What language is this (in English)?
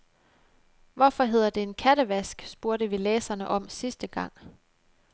Danish